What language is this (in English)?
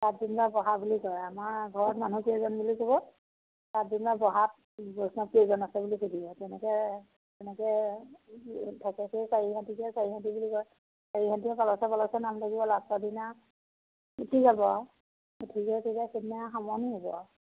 Assamese